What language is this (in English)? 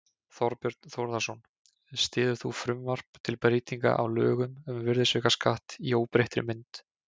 Icelandic